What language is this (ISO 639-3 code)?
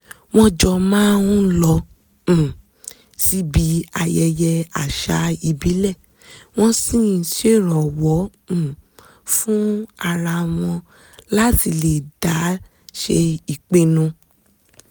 yor